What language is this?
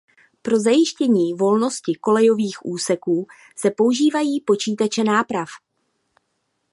Czech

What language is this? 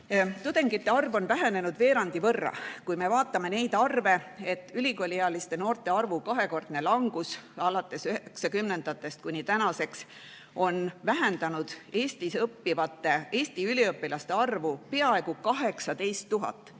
Estonian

